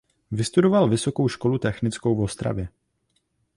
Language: Czech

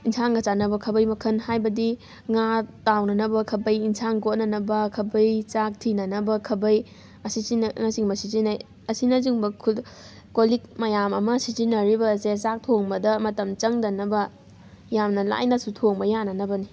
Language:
Manipuri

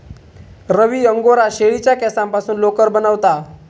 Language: Marathi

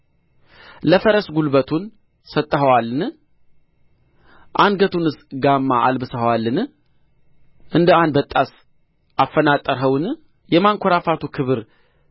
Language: Amharic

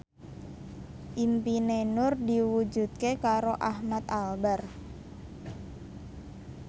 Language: Javanese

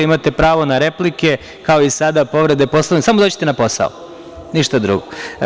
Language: Serbian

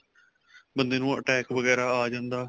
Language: Punjabi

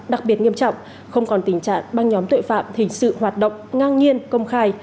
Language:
Vietnamese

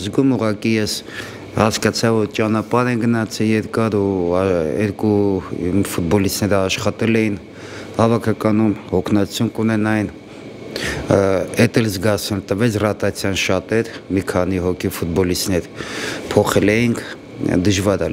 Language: Romanian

